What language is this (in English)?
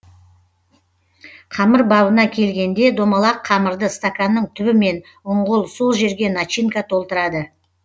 Kazakh